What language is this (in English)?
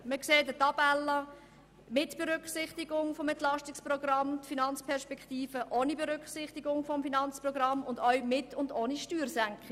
Swiss German